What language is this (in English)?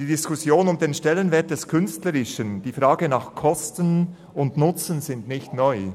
Swiss German